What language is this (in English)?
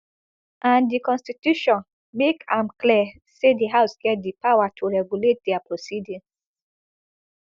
Nigerian Pidgin